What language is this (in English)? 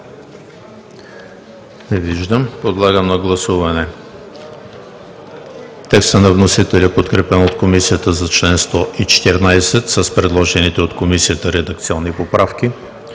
Bulgarian